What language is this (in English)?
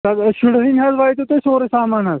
Kashmiri